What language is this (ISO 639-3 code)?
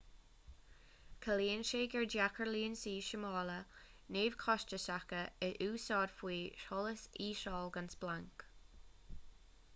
gle